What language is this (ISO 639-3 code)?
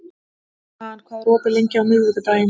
isl